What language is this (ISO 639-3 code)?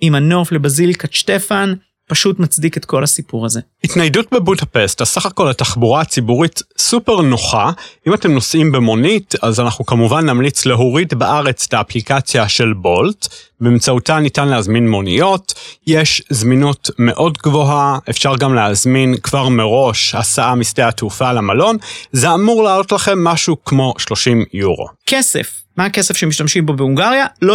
heb